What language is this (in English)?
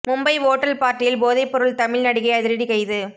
Tamil